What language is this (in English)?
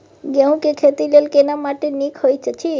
Maithili